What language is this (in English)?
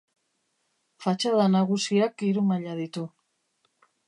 Basque